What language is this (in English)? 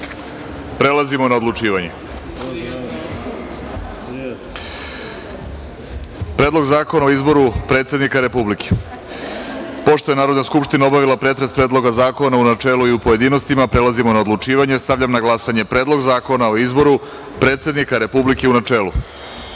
Serbian